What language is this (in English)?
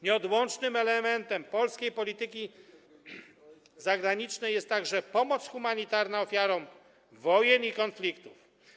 Polish